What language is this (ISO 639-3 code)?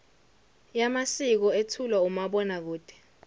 zul